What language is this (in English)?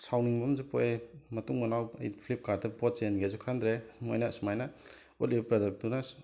Manipuri